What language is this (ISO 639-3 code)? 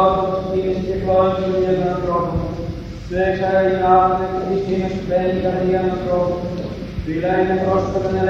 ell